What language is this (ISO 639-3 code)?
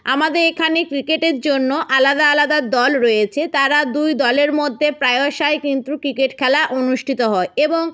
ben